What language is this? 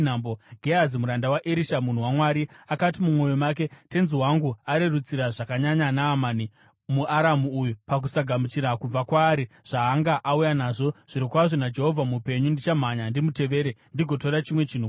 Shona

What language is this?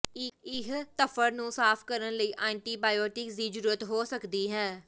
Punjabi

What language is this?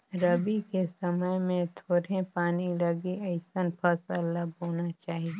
Chhattisgarhi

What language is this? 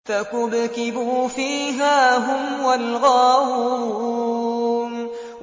Arabic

